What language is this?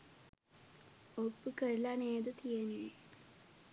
Sinhala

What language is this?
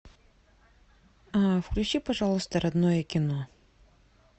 Russian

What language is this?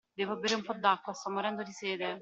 Italian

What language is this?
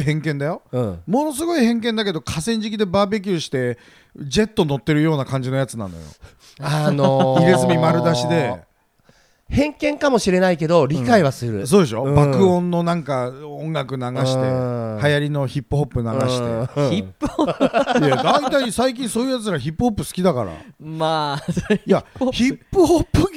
Japanese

